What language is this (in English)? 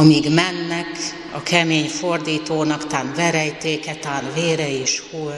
Hungarian